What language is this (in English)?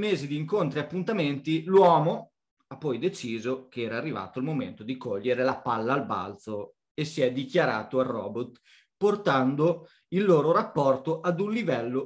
Italian